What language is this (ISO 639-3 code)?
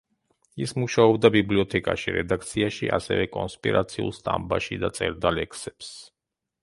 kat